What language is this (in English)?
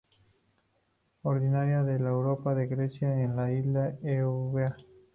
Spanish